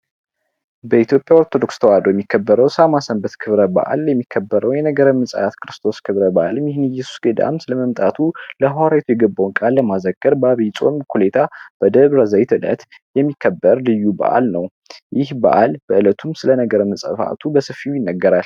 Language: Amharic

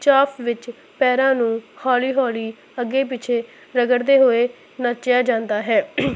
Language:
Punjabi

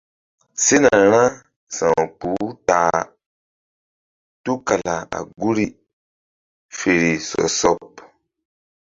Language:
Mbum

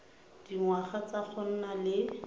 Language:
Tswana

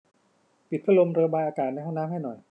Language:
Thai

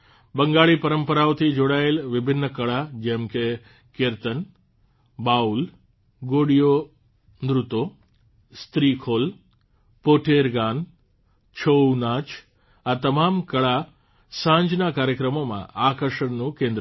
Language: Gujarati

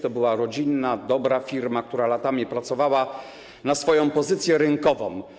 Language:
Polish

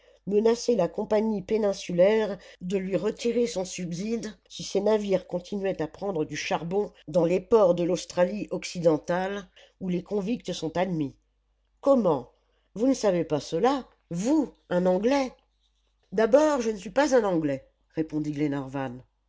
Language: French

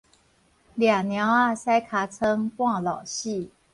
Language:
Min Nan Chinese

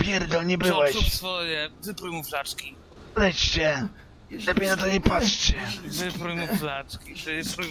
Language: Polish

